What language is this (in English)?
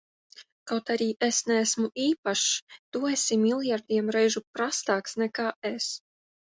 Latvian